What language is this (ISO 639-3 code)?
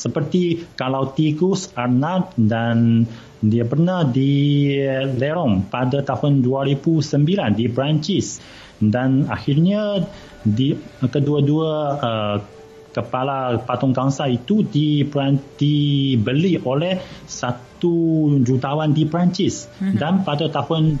msa